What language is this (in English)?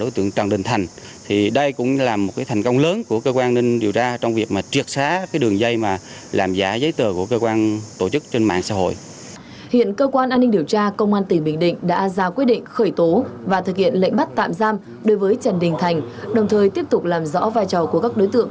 Vietnamese